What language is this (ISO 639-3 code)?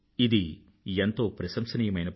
tel